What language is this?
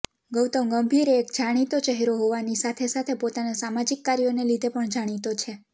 Gujarati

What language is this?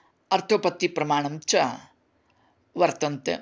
Sanskrit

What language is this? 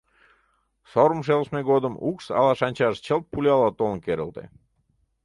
Mari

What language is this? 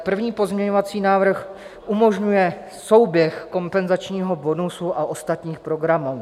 Czech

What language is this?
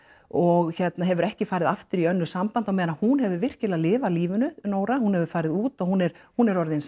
Icelandic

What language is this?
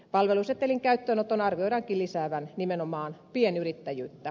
Finnish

